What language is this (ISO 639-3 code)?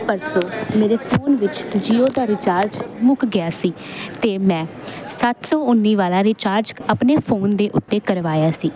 pan